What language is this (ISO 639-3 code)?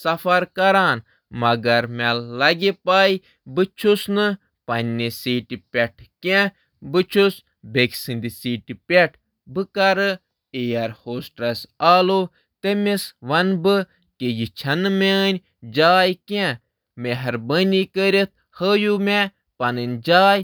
kas